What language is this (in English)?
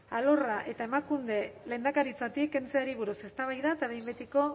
Basque